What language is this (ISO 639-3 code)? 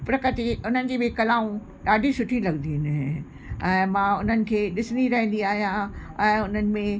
snd